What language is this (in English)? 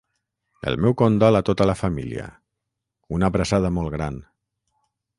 Catalan